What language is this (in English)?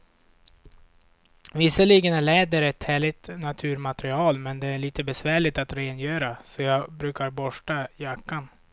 Swedish